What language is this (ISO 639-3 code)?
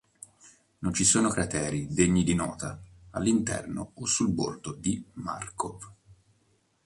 ita